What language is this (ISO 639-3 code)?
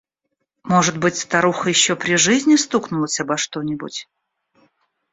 rus